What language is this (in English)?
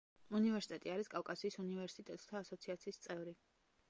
Georgian